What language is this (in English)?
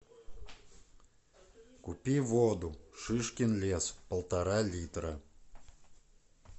Russian